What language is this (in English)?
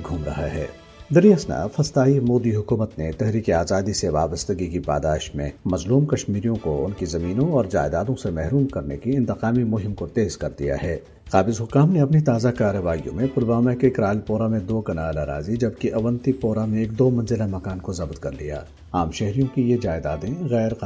Urdu